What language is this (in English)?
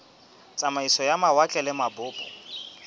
Southern Sotho